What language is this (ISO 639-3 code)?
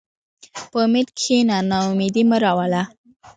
pus